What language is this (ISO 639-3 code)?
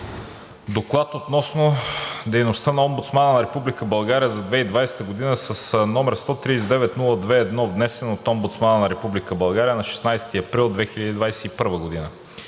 bul